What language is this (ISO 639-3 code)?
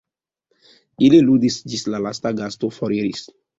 epo